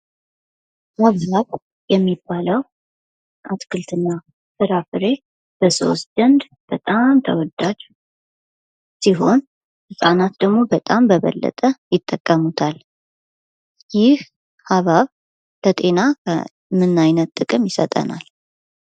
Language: Amharic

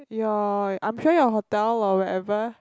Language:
English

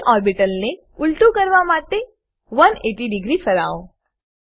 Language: Gujarati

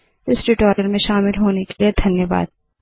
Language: Hindi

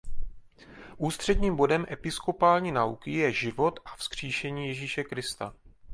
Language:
Czech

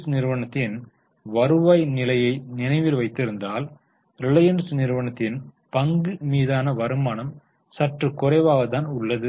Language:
Tamil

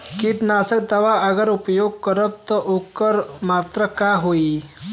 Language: Bhojpuri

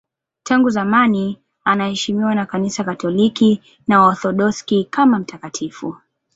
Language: Swahili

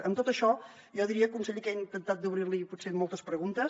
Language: Catalan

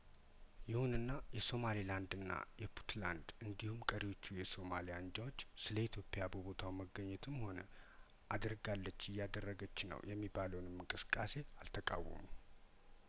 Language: Amharic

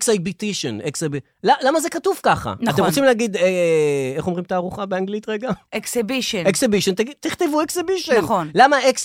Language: Hebrew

